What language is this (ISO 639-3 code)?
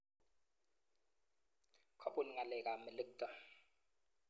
kln